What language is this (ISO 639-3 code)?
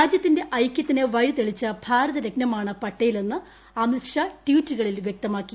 mal